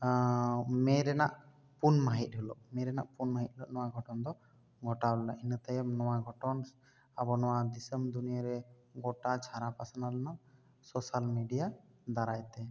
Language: Santali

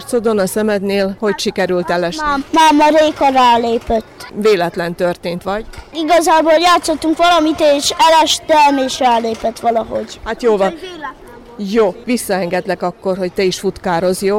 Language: Hungarian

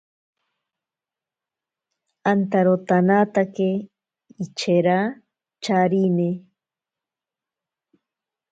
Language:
Ashéninka Perené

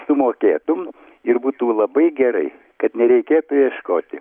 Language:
Lithuanian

